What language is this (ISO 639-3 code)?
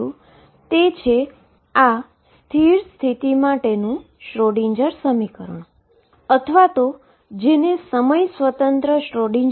guj